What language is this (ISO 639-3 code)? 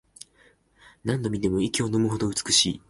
jpn